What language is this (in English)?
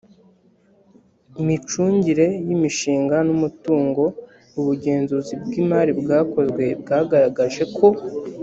Kinyarwanda